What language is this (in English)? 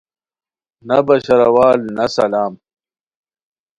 Khowar